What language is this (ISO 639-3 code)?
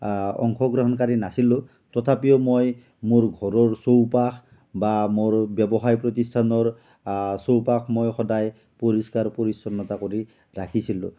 asm